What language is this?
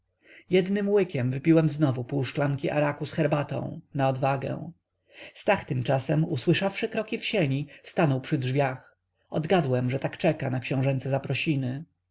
Polish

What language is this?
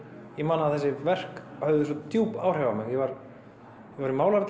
Icelandic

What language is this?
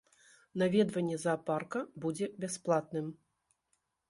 Belarusian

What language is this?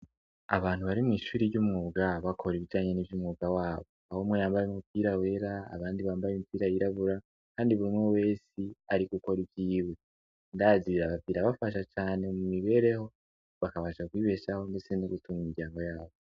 Rundi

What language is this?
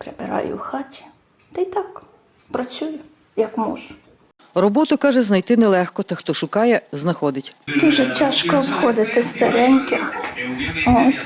Ukrainian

